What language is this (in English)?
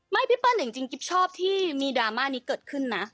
Thai